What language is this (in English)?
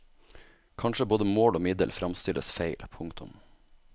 Norwegian